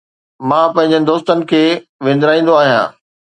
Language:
Sindhi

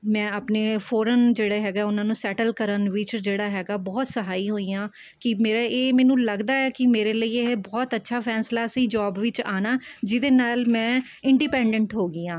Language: Punjabi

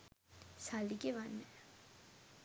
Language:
Sinhala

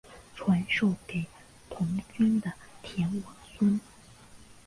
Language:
Chinese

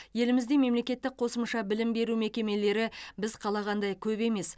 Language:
Kazakh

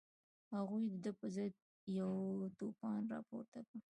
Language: Pashto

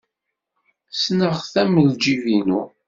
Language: Kabyle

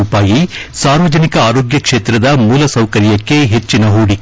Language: Kannada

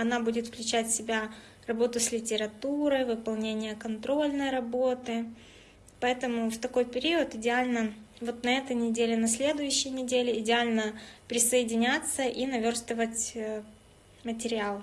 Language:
Russian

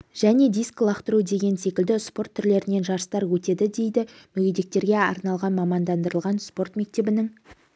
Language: Kazakh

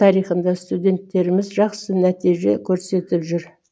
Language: Kazakh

